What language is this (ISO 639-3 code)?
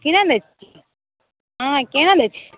mai